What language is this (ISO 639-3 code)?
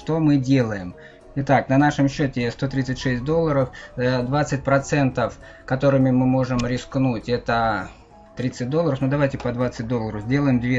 rus